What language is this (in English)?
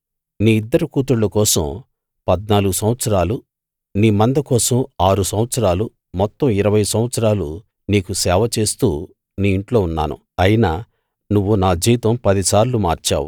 Telugu